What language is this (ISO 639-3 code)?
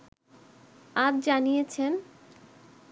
ben